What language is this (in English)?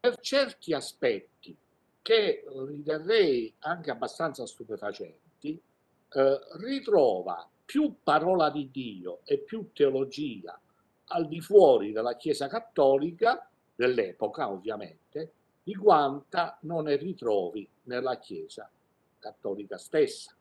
Italian